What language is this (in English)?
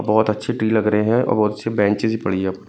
Hindi